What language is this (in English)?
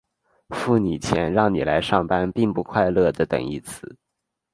Chinese